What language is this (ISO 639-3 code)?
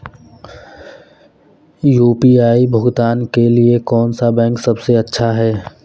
hin